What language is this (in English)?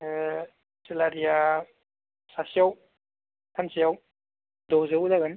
Bodo